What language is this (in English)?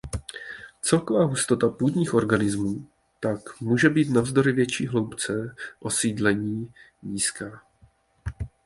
Czech